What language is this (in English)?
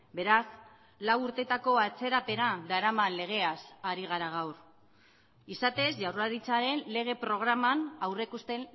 Basque